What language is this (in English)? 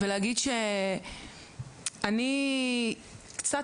Hebrew